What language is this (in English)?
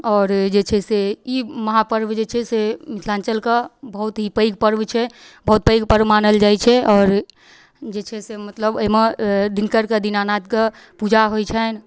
Maithili